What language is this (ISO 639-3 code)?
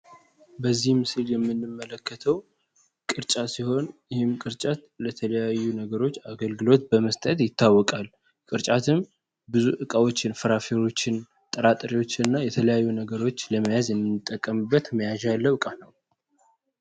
amh